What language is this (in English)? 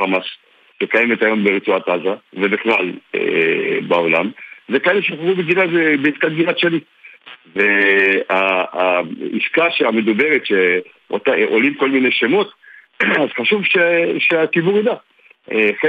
Hebrew